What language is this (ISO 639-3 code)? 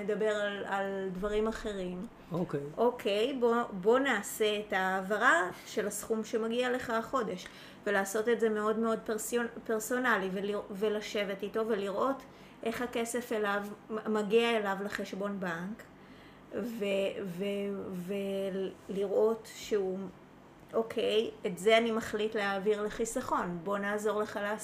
heb